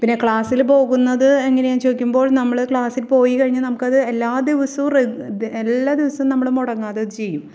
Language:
Malayalam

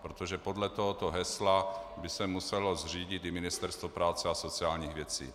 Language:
Czech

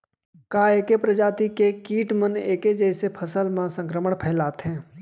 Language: Chhattisgarhi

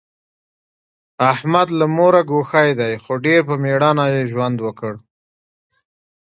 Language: Pashto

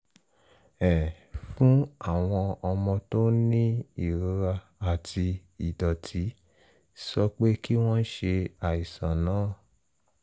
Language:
Yoruba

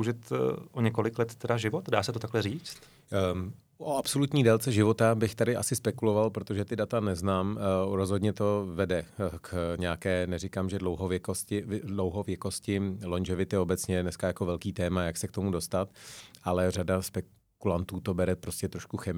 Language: Czech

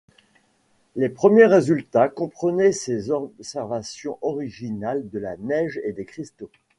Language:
French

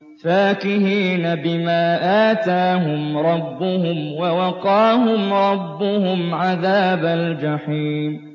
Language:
Arabic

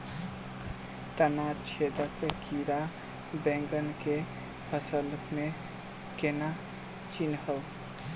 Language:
Maithili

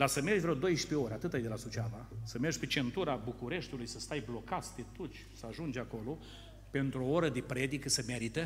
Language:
Romanian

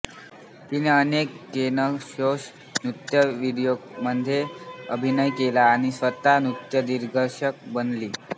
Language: Marathi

